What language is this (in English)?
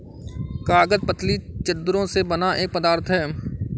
Hindi